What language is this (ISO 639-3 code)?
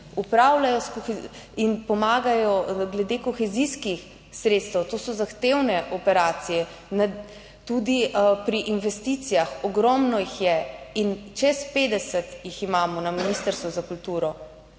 slv